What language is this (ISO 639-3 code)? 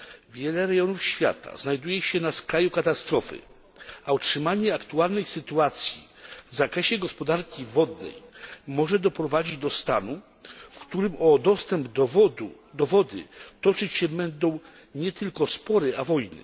pol